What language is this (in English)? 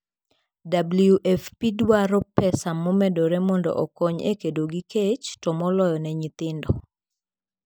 Luo (Kenya and Tanzania)